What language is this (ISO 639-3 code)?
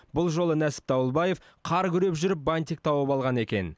kaz